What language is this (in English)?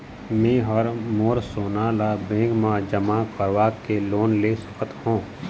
Chhattisgarhi